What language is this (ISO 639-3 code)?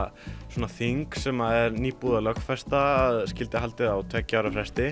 isl